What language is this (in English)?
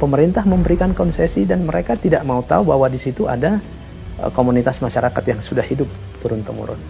Indonesian